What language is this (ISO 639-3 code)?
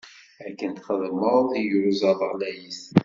kab